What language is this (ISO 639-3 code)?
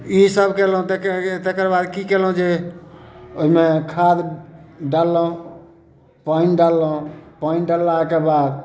mai